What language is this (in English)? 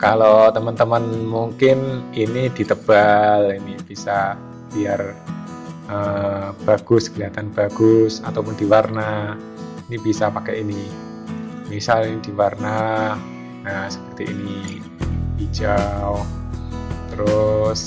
Indonesian